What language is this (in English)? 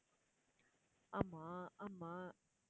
Tamil